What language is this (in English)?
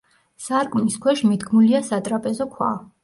Georgian